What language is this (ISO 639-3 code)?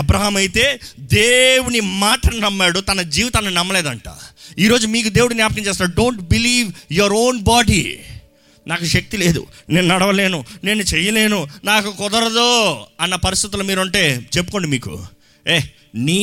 tel